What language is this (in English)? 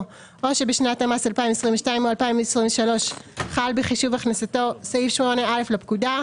Hebrew